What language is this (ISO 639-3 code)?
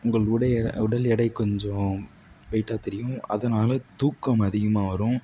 tam